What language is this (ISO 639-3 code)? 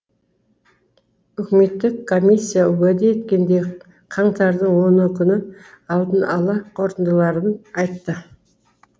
kaz